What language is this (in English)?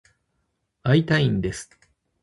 Japanese